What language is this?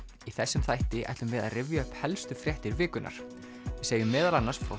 Icelandic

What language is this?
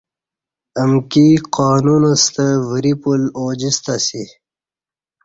Kati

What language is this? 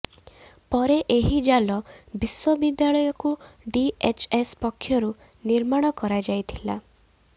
Odia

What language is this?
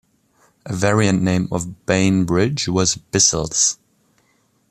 English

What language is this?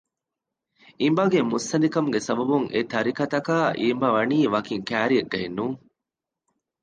Divehi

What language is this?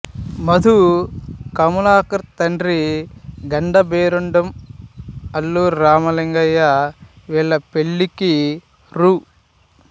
Telugu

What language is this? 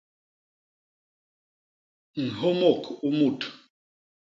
Basaa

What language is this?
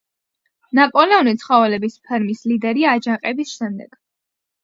Georgian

